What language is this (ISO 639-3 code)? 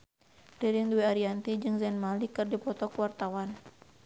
sun